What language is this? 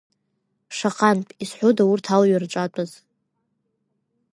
Abkhazian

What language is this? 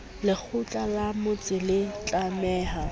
Southern Sotho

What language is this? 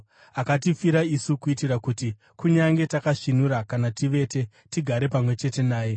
Shona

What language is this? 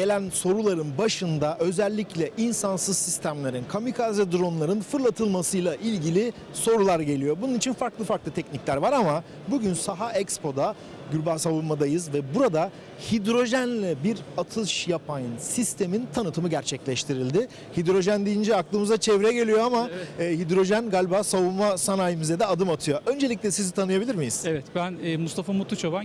Turkish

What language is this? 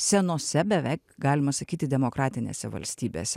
Lithuanian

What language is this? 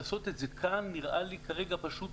Hebrew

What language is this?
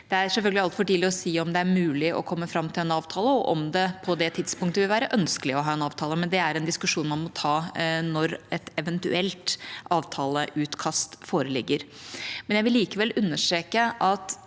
Norwegian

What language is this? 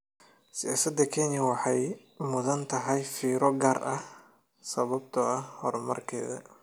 Somali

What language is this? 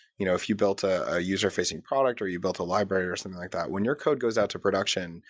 English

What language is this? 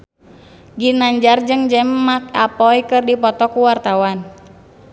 Sundanese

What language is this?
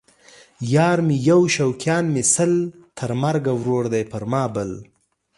Pashto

